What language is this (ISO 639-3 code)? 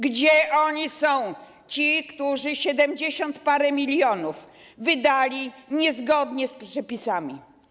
pol